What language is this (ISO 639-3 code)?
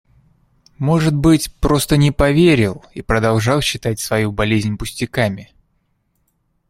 rus